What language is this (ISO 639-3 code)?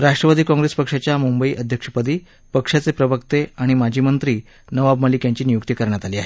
mar